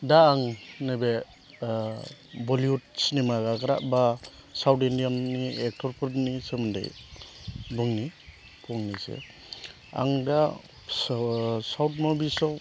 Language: Bodo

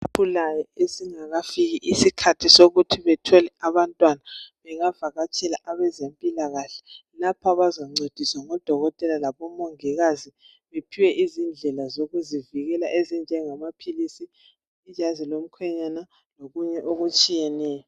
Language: North Ndebele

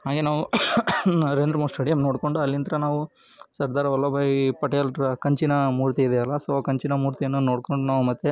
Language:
Kannada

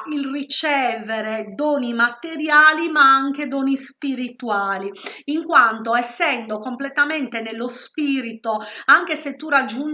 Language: Italian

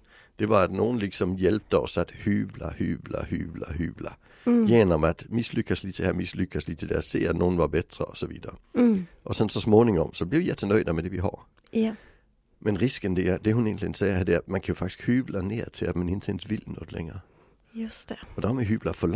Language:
Swedish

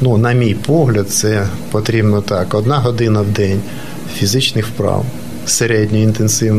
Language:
Ukrainian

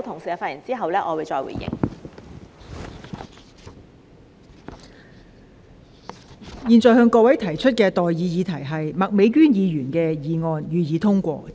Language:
Cantonese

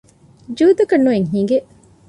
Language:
Divehi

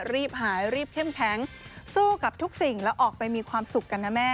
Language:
Thai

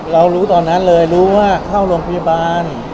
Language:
Thai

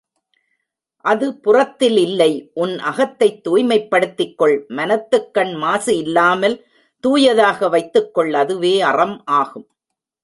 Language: Tamil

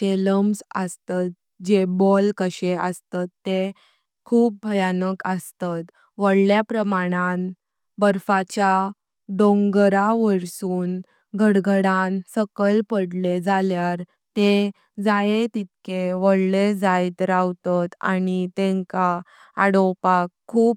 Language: Konkani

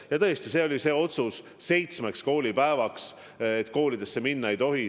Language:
Estonian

